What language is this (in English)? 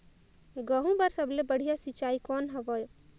Chhattisgarhi